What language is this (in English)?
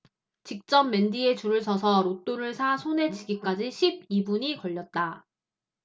Korean